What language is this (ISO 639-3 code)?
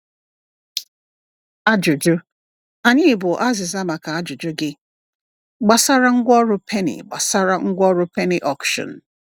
ibo